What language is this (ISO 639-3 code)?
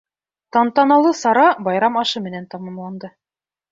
bak